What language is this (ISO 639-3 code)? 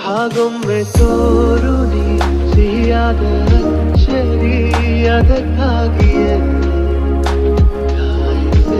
kan